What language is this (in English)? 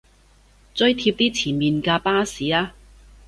Cantonese